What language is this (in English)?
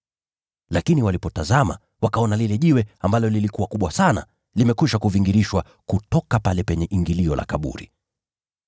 Swahili